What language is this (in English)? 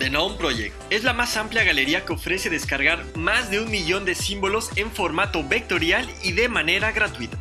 Spanish